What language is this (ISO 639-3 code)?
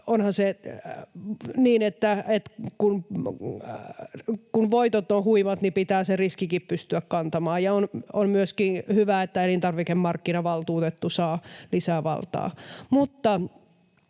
fin